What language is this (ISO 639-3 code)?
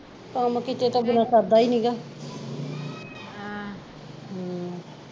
pan